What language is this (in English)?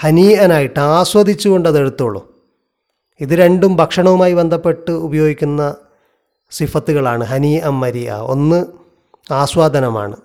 Malayalam